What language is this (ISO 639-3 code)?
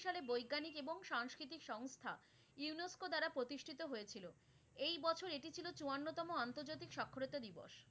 ben